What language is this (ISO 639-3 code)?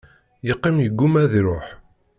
kab